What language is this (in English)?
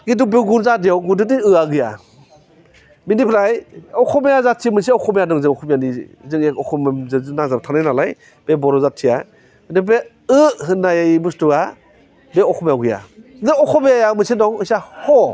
Bodo